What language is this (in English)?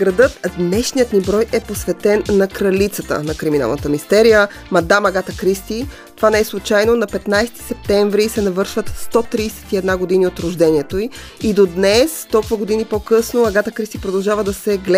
Bulgarian